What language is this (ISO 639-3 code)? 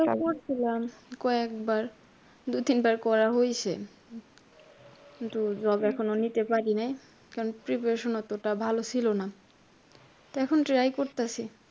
ben